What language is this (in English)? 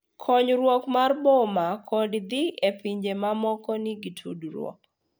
Luo (Kenya and Tanzania)